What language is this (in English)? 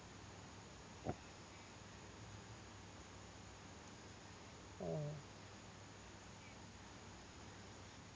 Malayalam